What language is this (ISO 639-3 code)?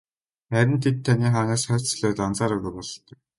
mon